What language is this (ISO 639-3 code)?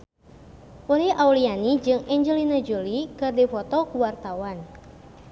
sun